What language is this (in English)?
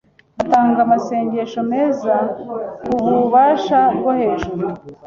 Kinyarwanda